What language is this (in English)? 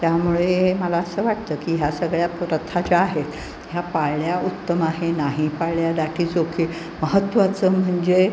Marathi